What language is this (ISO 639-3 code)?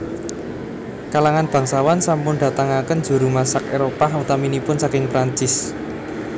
jav